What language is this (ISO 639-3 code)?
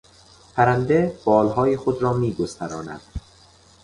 fas